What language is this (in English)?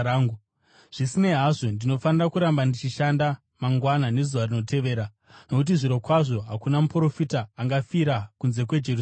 Shona